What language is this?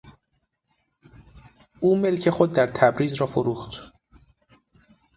Persian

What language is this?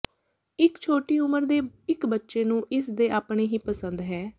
Punjabi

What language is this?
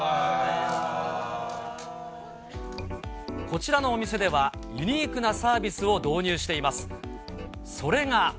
Japanese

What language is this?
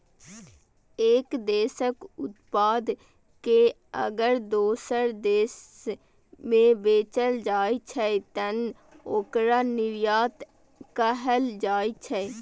Maithili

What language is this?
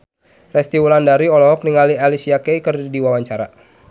Sundanese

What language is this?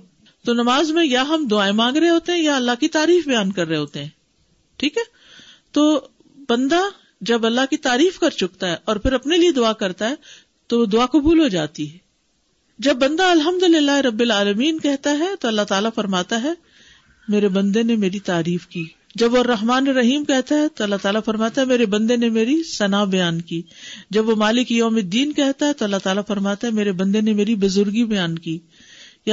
Urdu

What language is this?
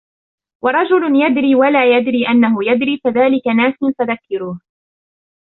Arabic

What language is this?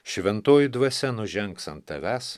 Lithuanian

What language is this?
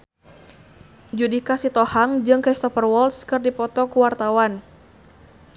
Sundanese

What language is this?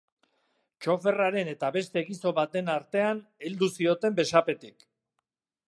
Basque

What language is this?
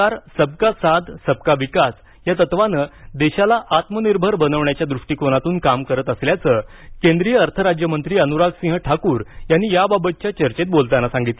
Marathi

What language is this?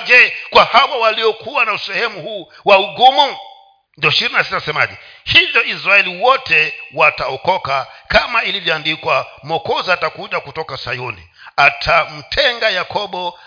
Swahili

